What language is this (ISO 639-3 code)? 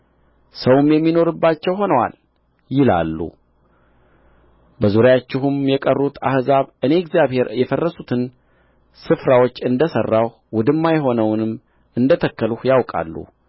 amh